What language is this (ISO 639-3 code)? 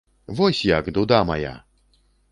bel